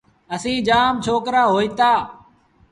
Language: Sindhi Bhil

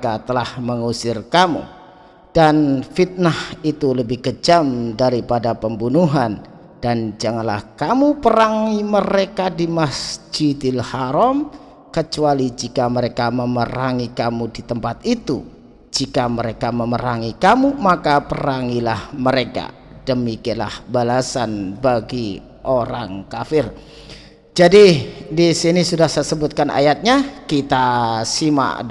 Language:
Indonesian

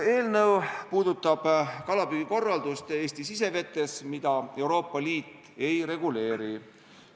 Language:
Estonian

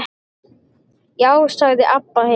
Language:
Icelandic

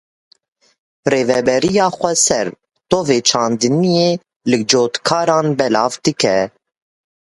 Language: Kurdish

